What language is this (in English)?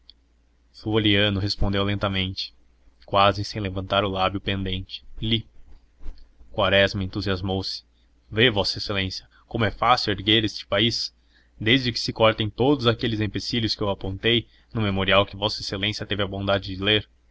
Portuguese